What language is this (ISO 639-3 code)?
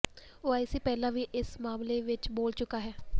pan